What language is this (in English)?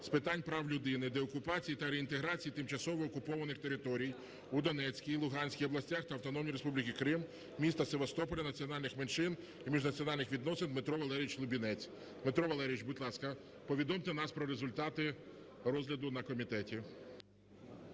Ukrainian